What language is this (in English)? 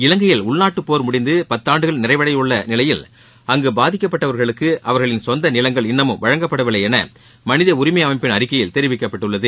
Tamil